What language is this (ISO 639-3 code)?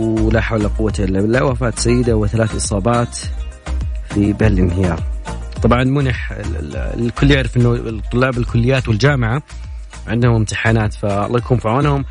ara